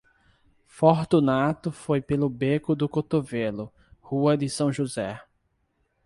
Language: Portuguese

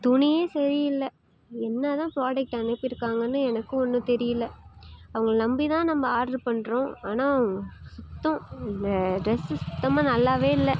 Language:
Tamil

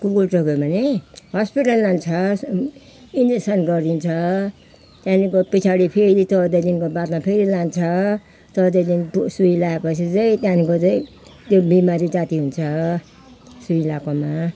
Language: Nepali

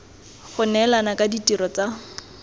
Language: Tswana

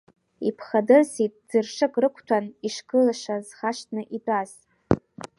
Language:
Abkhazian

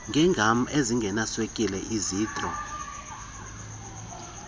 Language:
Xhosa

